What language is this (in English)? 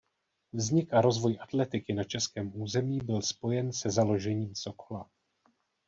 Czech